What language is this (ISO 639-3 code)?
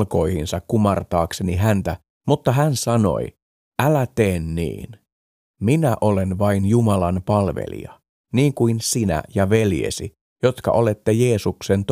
fin